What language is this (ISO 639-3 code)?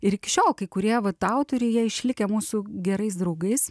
lit